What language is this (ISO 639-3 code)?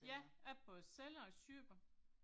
dan